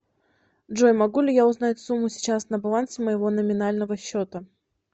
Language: Russian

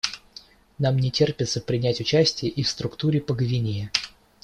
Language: Russian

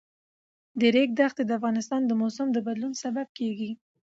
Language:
Pashto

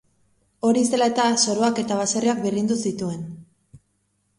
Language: Basque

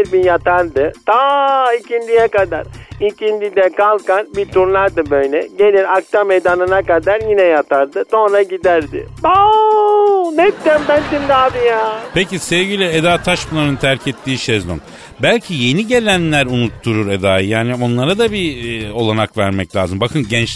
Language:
Turkish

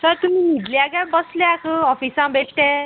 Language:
Konkani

